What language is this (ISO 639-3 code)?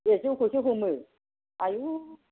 brx